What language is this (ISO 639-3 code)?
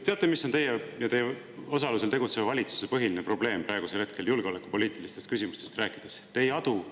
est